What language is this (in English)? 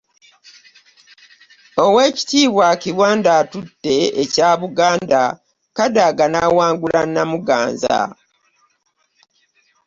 Ganda